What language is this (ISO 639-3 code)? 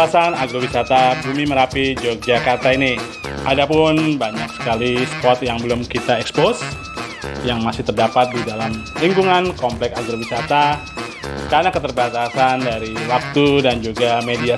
ind